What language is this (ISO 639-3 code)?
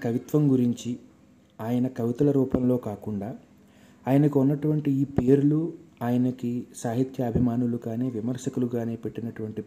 tel